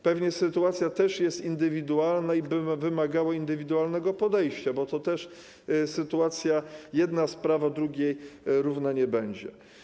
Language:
Polish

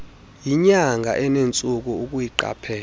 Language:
Xhosa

